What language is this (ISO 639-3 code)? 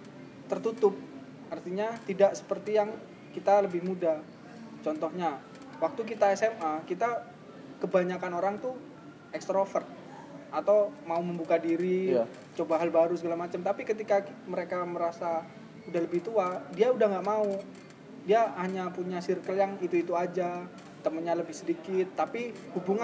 ind